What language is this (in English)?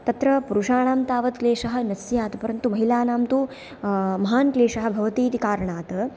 Sanskrit